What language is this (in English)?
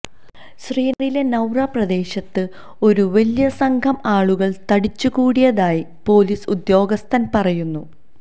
Malayalam